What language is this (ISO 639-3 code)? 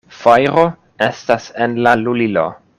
epo